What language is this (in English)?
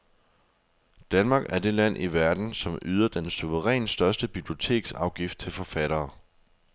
Danish